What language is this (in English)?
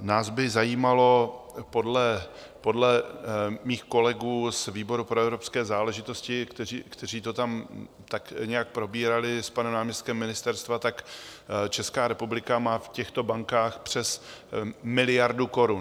Czech